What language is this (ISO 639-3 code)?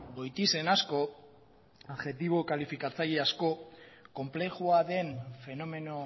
eus